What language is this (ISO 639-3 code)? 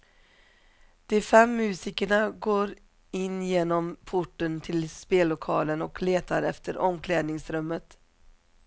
swe